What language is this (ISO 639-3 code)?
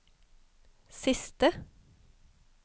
nor